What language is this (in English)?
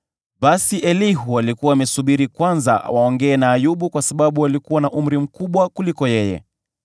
Swahili